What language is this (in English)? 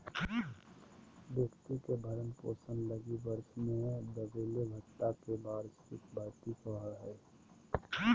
Magahi